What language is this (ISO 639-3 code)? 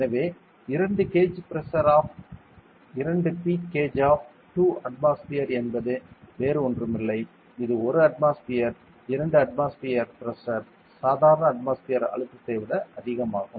tam